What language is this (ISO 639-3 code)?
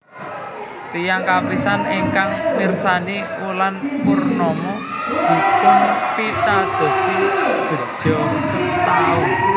jav